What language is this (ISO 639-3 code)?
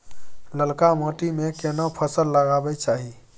mai